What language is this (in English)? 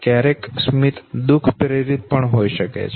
Gujarati